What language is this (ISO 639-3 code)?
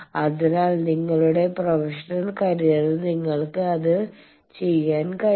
mal